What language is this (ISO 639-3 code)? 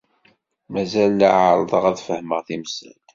kab